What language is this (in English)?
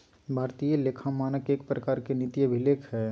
Magahi